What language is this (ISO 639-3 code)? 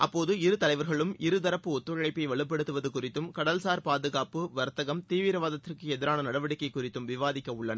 tam